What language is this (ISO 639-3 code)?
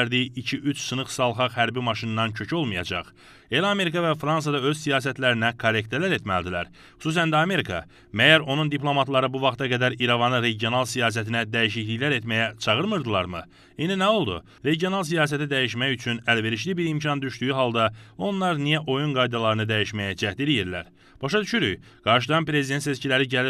tur